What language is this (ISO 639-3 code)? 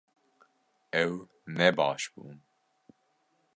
kur